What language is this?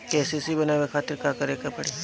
Bhojpuri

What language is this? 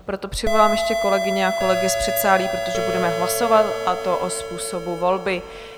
Czech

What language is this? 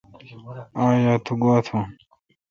Kalkoti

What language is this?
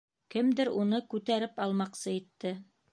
Bashkir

